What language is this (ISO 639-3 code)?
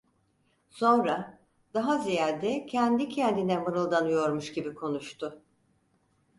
tur